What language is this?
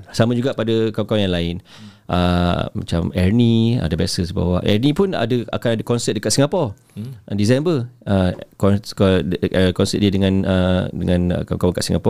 Malay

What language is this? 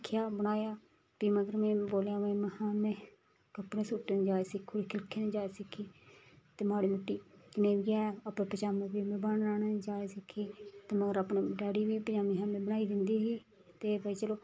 Dogri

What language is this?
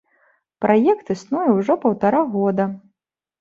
Belarusian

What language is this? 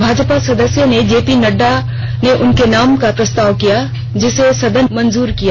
Hindi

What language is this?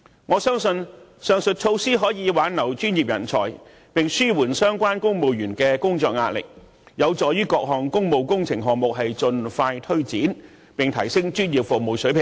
Cantonese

